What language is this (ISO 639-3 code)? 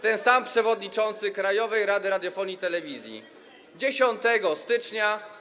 pol